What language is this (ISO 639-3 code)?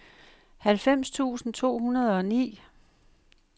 dan